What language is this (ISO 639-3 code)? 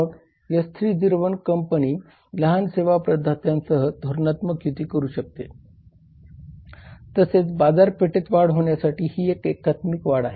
mar